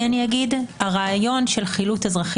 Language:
Hebrew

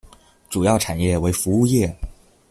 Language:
Chinese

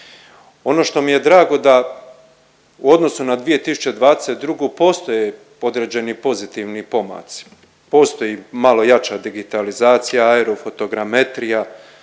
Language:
Croatian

